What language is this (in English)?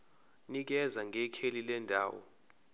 Zulu